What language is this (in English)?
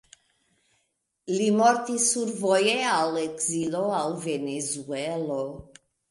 Esperanto